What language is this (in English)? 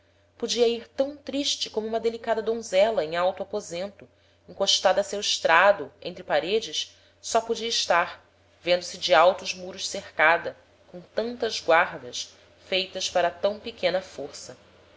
Portuguese